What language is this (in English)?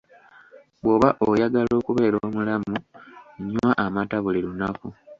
Ganda